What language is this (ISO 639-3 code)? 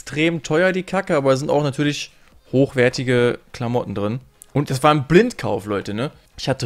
deu